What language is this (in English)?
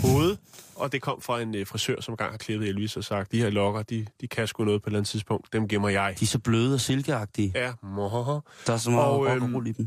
Danish